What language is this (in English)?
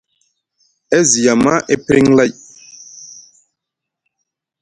Musgu